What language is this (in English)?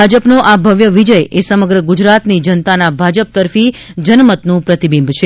Gujarati